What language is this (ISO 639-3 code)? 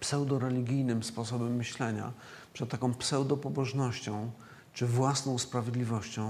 pol